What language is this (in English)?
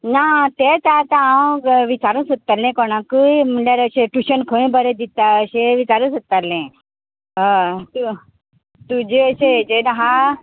Konkani